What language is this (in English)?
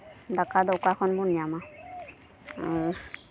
Santali